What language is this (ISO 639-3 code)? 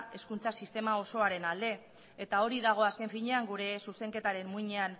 eus